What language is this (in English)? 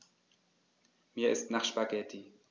German